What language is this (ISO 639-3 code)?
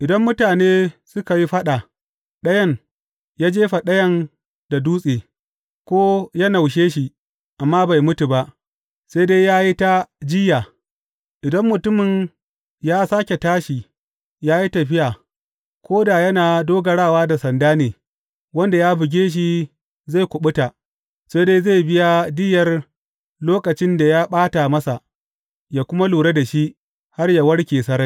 hau